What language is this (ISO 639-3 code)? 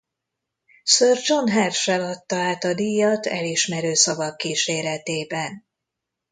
hun